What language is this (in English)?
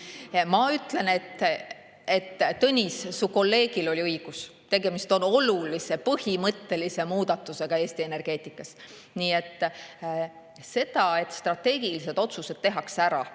Estonian